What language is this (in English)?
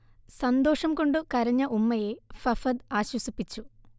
Malayalam